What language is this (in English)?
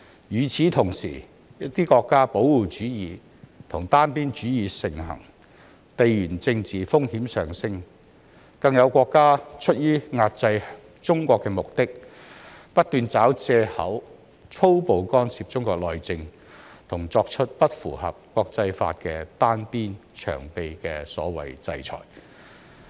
Cantonese